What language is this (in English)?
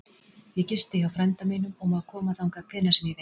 Icelandic